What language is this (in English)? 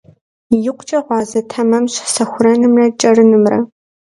Kabardian